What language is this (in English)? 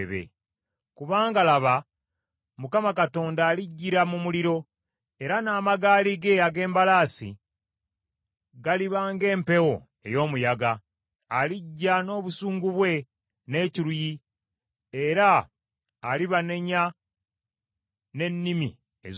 Ganda